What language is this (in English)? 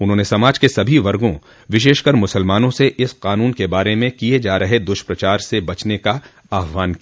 Hindi